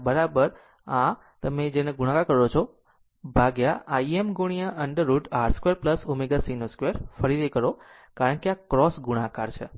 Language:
Gujarati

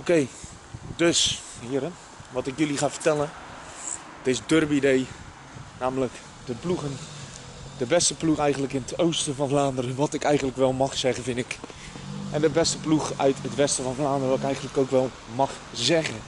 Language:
Dutch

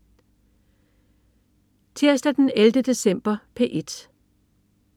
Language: Danish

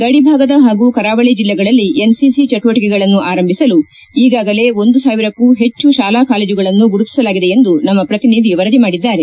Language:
Kannada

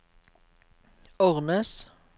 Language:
Norwegian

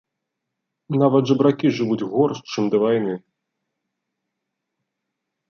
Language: Belarusian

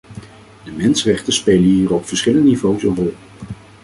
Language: Dutch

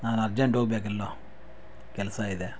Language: Kannada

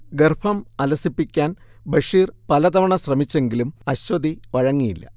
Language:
Malayalam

